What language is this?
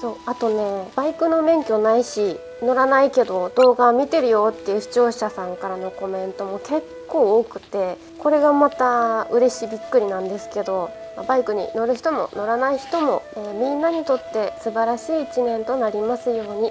Japanese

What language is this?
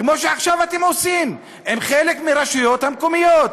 Hebrew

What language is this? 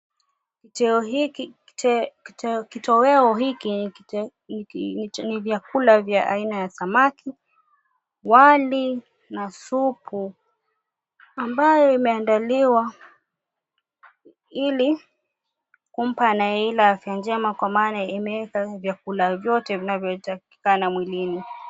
Swahili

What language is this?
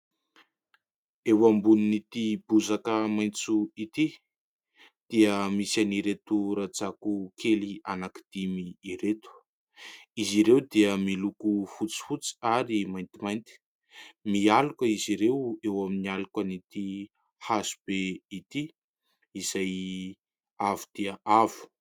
Malagasy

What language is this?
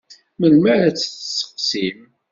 Kabyle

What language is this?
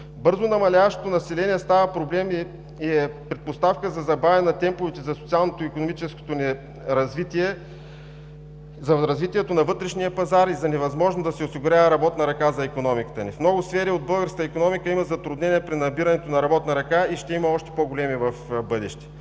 Bulgarian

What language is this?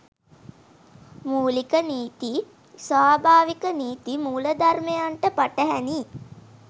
Sinhala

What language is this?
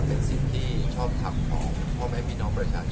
Thai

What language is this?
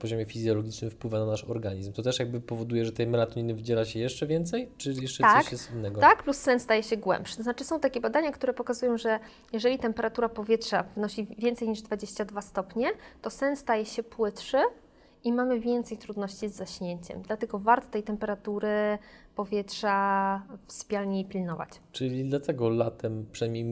Polish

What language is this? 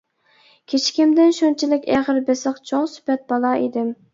Uyghur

